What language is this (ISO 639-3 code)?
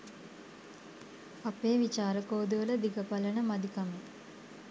sin